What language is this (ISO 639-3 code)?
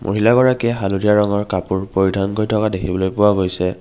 asm